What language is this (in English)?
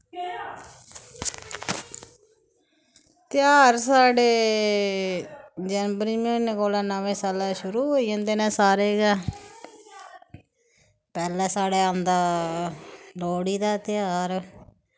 Dogri